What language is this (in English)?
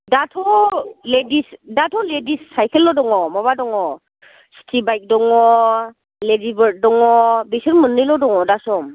Bodo